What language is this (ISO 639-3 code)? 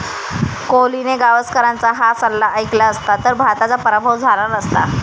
mar